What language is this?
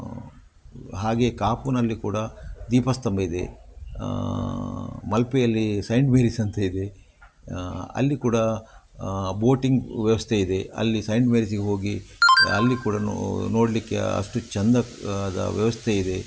Kannada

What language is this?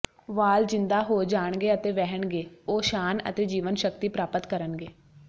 Punjabi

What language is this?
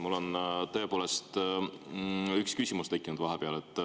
Estonian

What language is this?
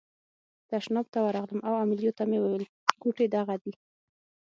Pashto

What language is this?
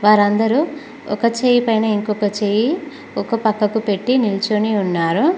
Telugu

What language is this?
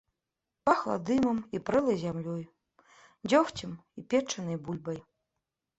Belarusian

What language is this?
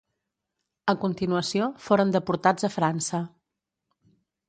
Catalan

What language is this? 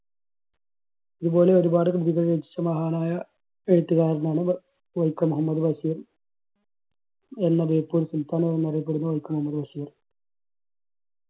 Malayalam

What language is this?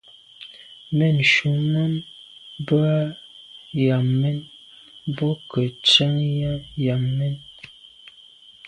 Medumba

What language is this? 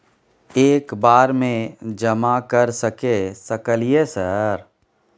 Maithili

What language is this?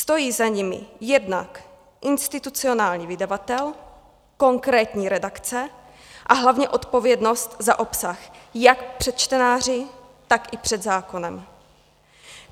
Czech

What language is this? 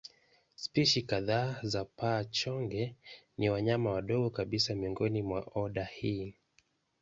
Swahili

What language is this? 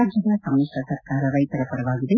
Kannada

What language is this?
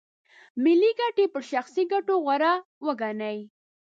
Pashto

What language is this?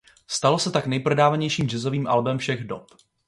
Czech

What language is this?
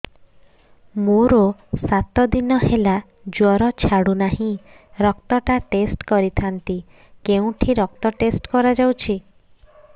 Odia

